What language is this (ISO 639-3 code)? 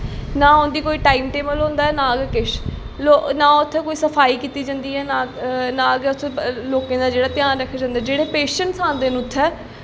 doi